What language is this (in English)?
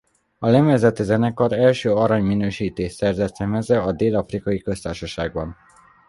Hungarian